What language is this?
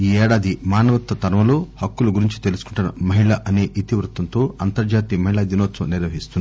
Telugu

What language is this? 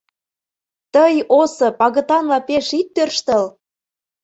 Mari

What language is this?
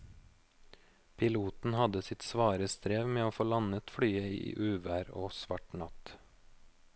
Norwegian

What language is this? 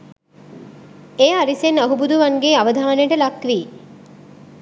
Sinhala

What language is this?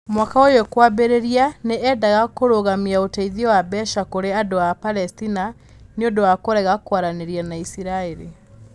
Kikuyu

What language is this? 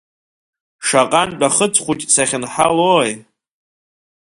Abkhazian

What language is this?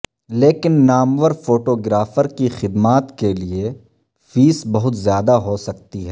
Urdu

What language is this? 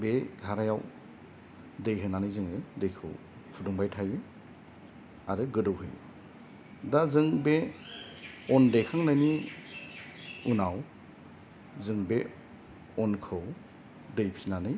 Bodo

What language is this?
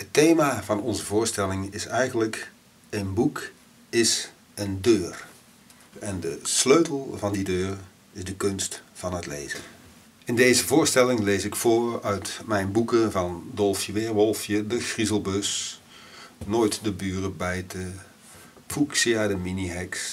Dutch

